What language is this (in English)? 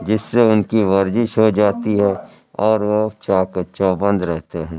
Urdu